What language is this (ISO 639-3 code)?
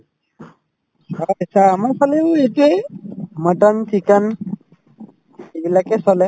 asm